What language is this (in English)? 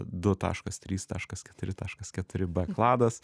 Lithuanian